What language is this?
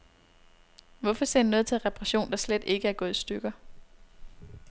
Danish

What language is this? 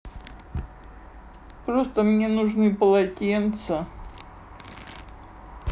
Russian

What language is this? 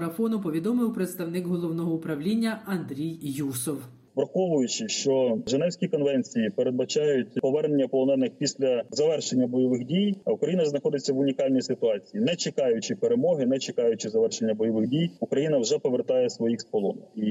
Ukrainian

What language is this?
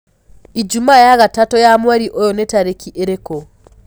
Kikuyu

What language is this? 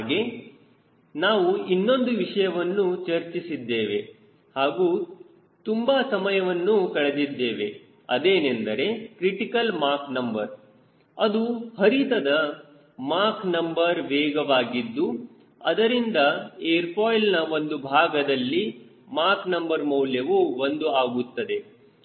Kannada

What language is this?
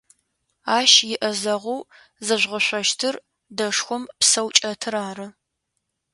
Adyghe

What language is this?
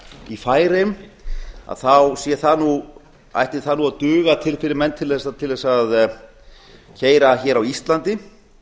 Icelandic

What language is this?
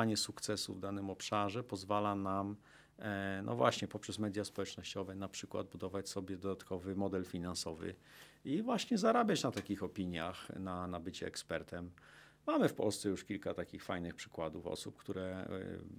Polish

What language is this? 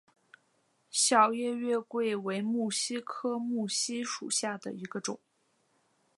Chinese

